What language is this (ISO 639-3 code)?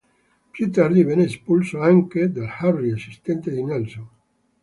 ita